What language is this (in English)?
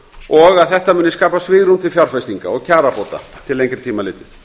Icelandic